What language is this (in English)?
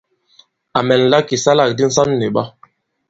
Bankon